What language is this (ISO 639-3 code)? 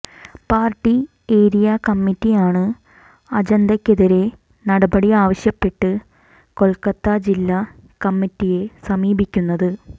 mal